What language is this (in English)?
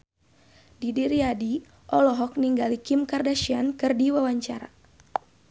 Sundanese